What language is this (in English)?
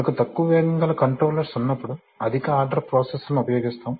Telugu